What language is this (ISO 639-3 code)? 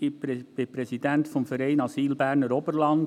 gsw